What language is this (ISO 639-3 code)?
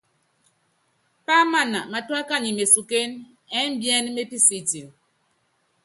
yav